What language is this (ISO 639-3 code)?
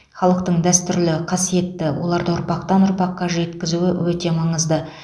kaz